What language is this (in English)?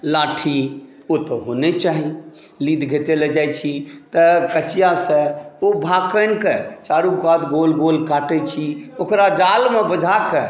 Maithili